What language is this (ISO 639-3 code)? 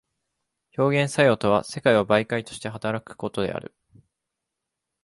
jpn